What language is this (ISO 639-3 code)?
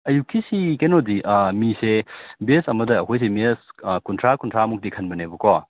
mni